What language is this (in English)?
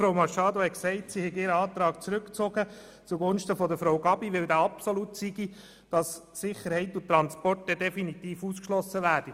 Swiss German